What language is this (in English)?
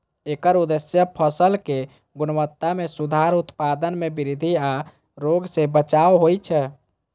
Maithili